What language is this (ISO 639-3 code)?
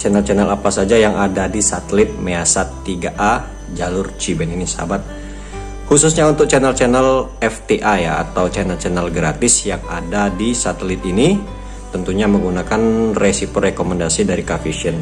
ind